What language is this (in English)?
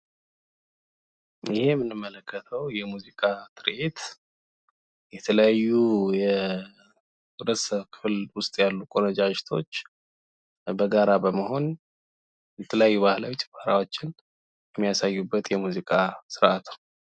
Amharic